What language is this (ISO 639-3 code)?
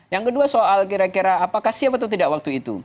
ind